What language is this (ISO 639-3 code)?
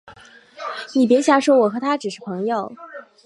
zho